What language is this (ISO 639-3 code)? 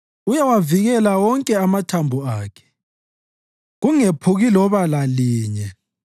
nde